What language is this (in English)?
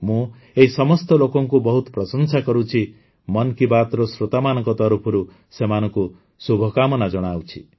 Odia